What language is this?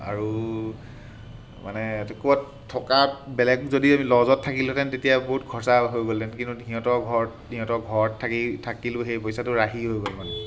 Assamese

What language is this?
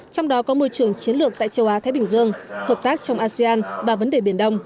Vietnamese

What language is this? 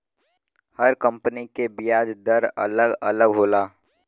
Bhojpuri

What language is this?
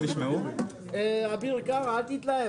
Hebrew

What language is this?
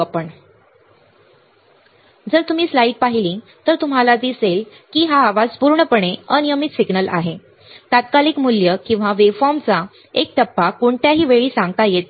Marathi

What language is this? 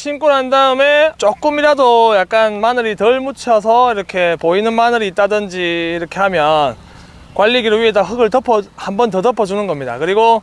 Korean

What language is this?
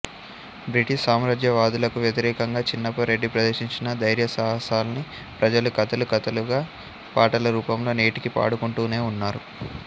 Telugu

